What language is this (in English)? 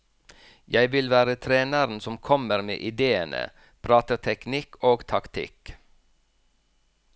Norwegian